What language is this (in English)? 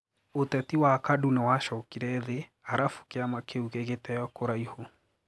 Kikuyu